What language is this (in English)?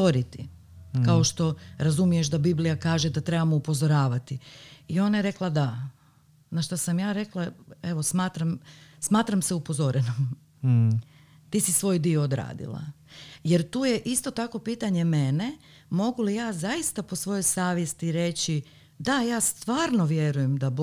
Croatian